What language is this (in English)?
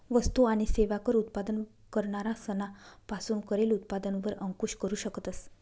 Marathi